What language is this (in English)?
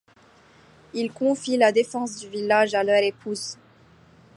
French